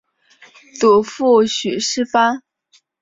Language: Chinese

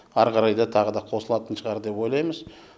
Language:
Kazakh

